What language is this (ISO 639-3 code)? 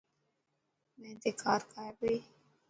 mki